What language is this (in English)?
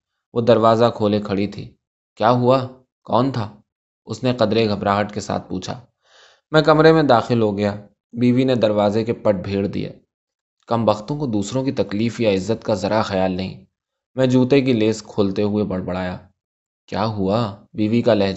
Urdu